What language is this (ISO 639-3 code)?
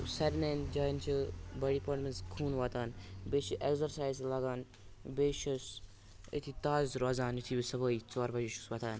kas